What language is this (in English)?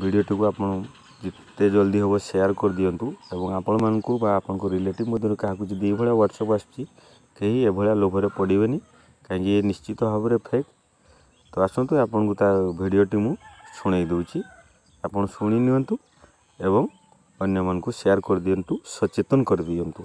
Hindi